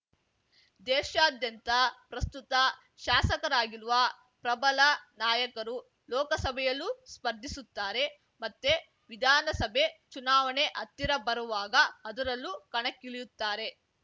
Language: Kannada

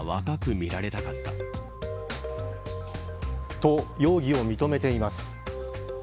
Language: Japanese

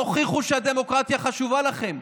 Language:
Hebrew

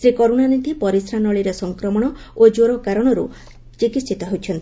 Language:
Odia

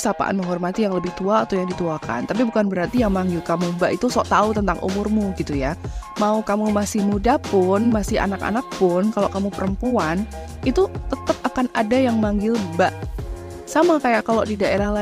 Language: Indonesian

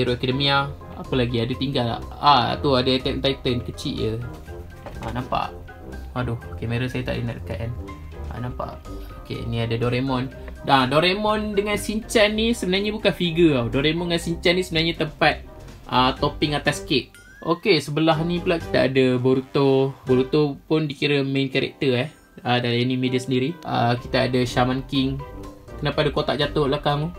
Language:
Malay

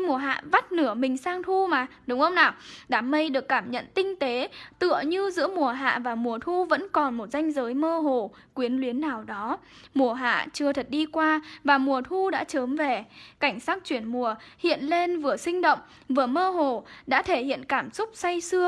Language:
Vietnamese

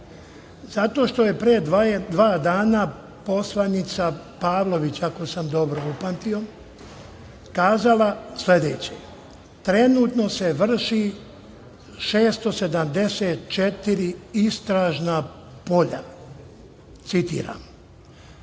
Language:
Serbian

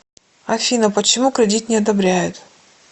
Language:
Russian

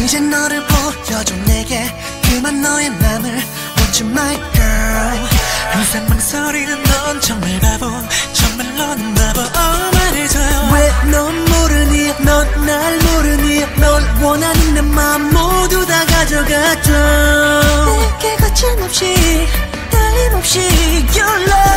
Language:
Vietnamese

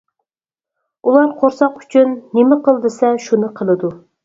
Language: Uyghur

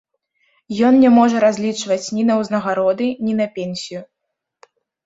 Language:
Belarusian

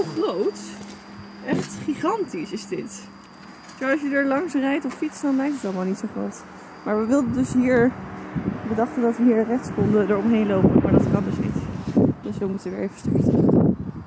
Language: Dutch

